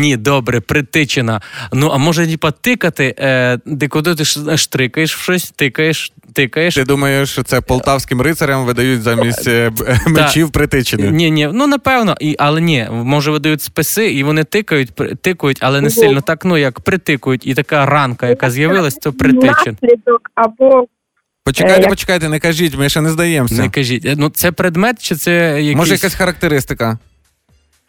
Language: Ukrainian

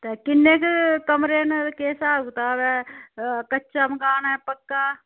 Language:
Dogri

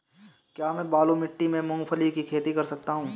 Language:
Hindi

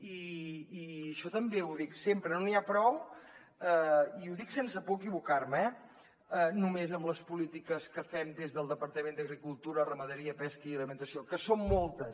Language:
Catalan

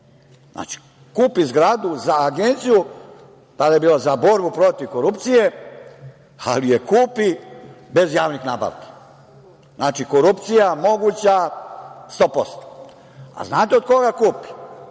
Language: Serbian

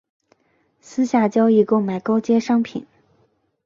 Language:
Chinese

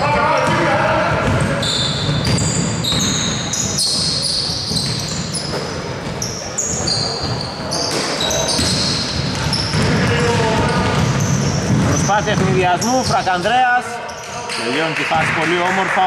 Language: Greek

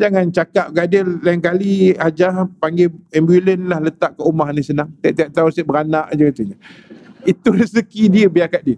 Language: Malay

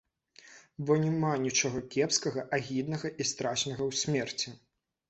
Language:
Belarusian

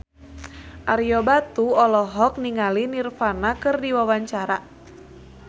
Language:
Sundanese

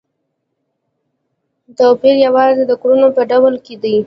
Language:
Pashto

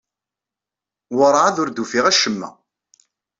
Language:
Kabyle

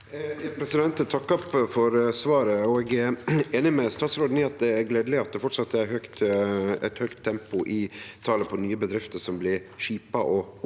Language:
Norwegian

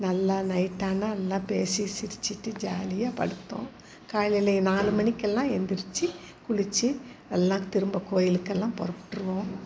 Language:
Tamil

